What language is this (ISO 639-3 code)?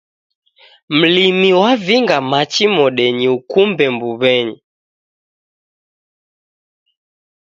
dav